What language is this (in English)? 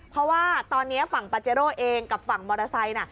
Thai